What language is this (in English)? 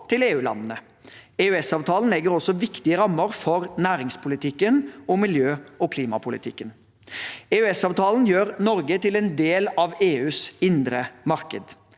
Norwegian